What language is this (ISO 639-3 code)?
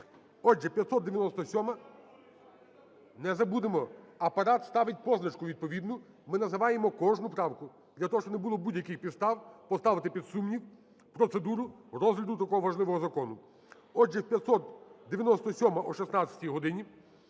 ukr